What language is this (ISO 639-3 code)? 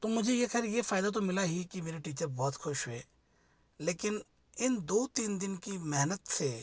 hin